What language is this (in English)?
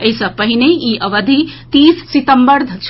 Maithili